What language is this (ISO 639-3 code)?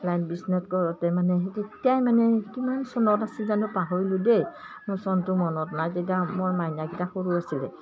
asm